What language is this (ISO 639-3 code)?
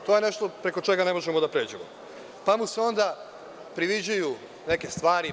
srp